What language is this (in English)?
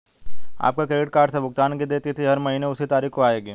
Hindi